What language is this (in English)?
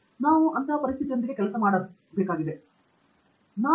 Kannada